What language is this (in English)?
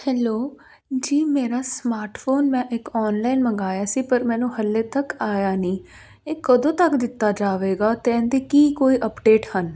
Punjabi